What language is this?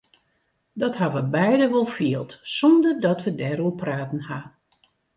Western Frisian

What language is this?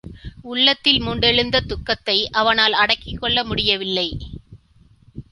Tamil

